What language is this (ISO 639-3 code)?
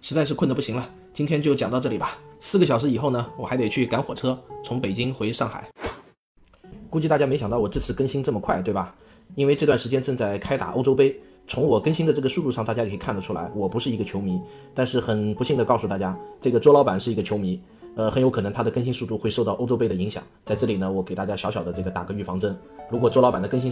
zho